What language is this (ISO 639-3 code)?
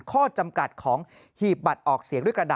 tha